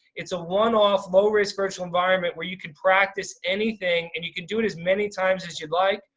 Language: English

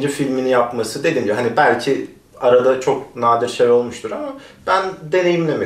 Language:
Turkish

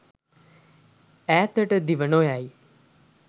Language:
Sinhala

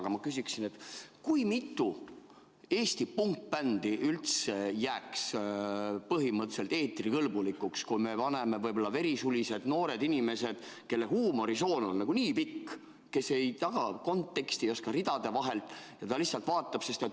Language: Estonian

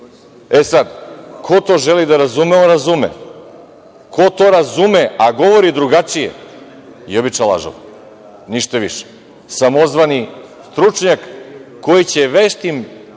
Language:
Serbian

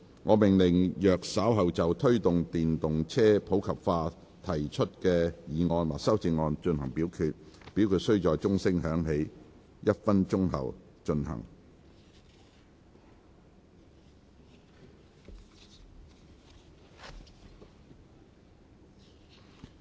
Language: Cantonese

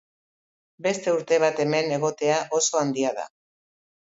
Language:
Basque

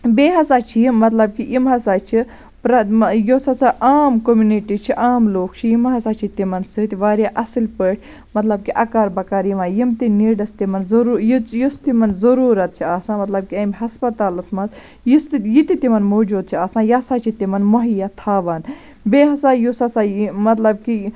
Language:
Kashmiri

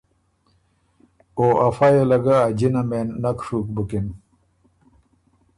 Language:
Ormuri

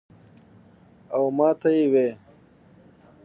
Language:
Pashto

